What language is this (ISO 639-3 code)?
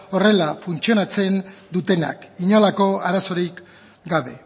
eus